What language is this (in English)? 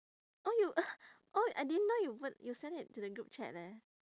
English